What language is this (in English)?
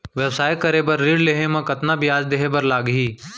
Chhattisgarhi